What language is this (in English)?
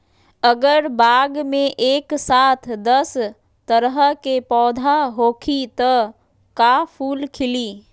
Magahi